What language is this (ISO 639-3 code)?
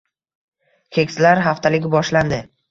uzb